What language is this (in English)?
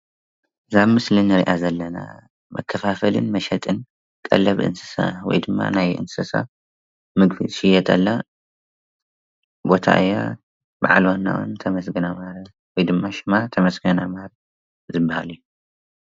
Tigrinya